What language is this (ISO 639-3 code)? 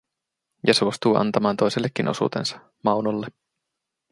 fin